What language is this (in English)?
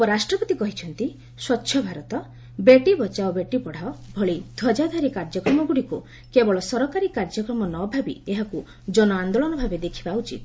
Odia